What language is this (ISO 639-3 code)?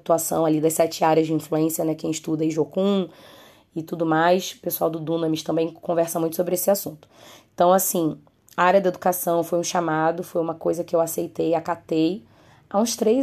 por